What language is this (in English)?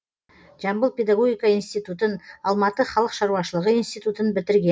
Kazakh